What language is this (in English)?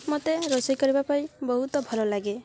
Odia